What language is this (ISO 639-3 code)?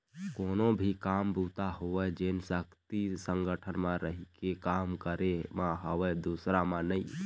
hne